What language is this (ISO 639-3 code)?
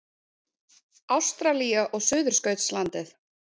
isl